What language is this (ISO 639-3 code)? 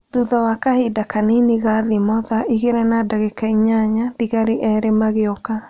kik